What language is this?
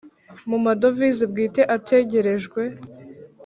Kinyarwanda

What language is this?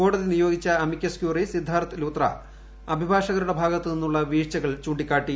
Malayalam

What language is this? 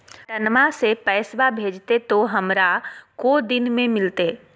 Magahi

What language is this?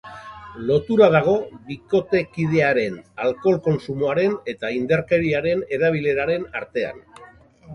Basque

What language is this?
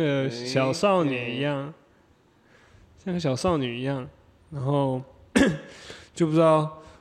Chinese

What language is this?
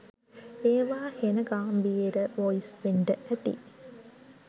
Sinhala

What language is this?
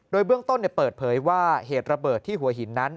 Thai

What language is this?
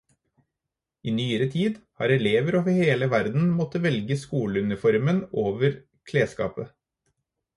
Norwegian Bokmål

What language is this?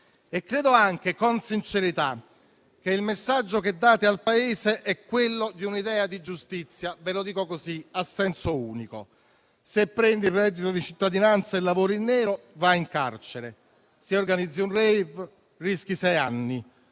Italian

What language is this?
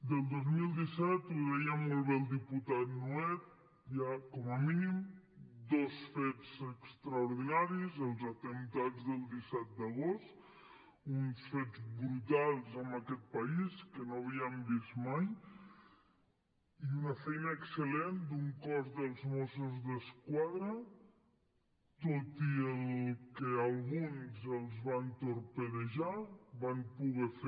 Catalan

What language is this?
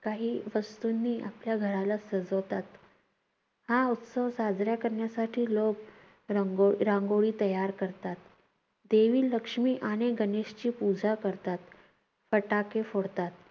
Marathi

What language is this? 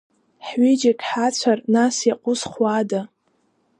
Abkhazian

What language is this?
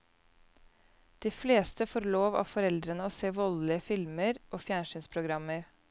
Norwegian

